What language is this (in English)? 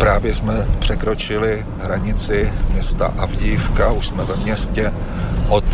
Czech